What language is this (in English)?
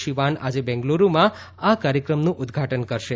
Gujarati